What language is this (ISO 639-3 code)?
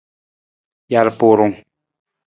nmz